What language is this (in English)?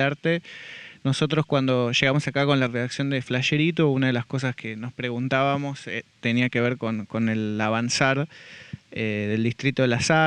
Spanish